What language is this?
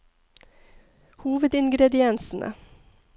Norwegian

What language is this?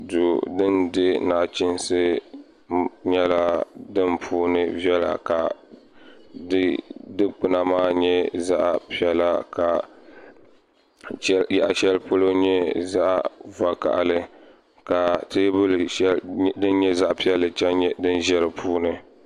Dagbani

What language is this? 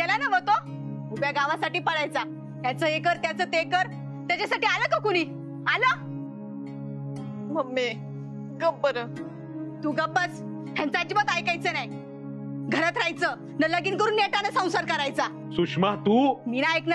Marathi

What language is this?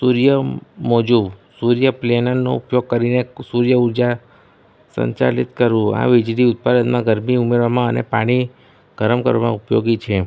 Gujarati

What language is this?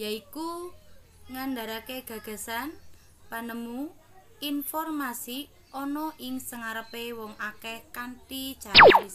Indonesian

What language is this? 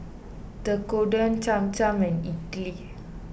English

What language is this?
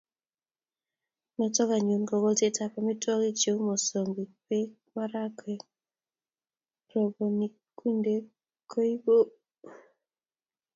Kalenjin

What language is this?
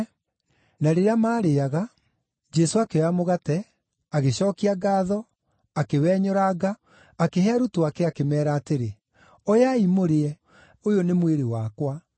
Kikuyu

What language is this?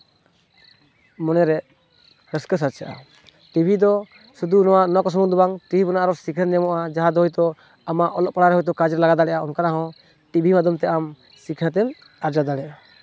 Santali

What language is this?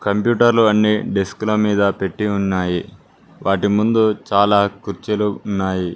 Telugu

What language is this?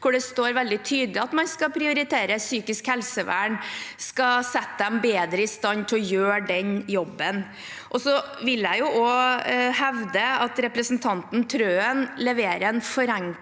Norwegian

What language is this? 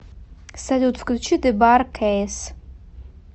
Russian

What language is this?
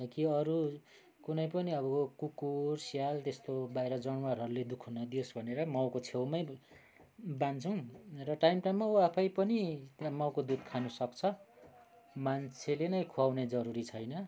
Nepali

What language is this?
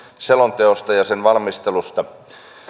Finnish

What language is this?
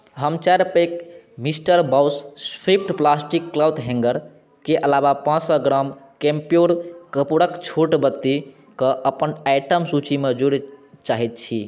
Maithili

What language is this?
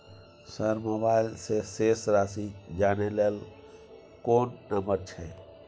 Maithili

